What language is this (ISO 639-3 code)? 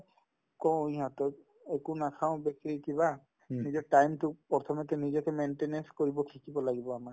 asm